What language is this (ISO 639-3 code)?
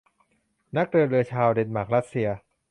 tha